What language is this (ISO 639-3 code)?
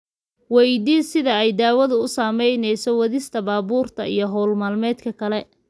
som